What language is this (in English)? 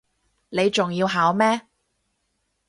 Cantonese